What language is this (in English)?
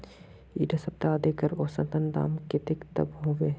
Magahi